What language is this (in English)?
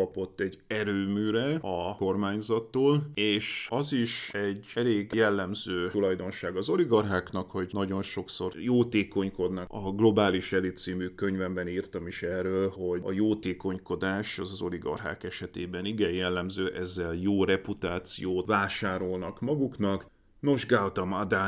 Hungarian